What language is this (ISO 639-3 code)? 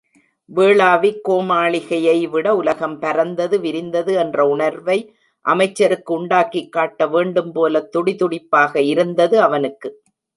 tam